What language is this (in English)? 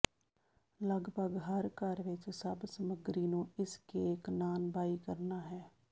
Punjabi